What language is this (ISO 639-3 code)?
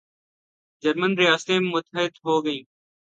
urd